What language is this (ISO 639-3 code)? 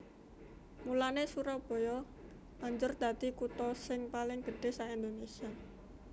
jav